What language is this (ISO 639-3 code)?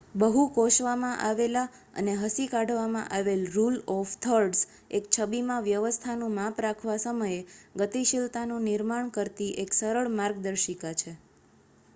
guj